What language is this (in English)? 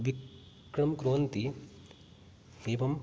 Sanskrit